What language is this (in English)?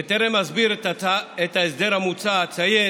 Hebrew